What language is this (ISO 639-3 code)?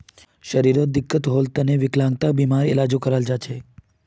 mag